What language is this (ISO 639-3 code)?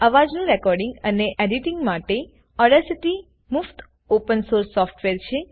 guj